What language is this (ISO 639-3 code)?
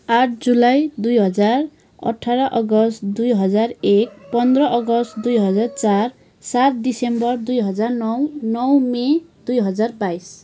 nep